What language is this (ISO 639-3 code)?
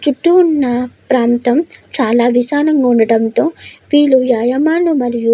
tel